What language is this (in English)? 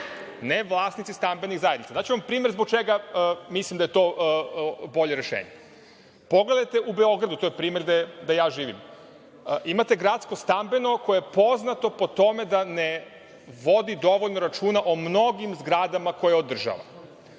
Serbian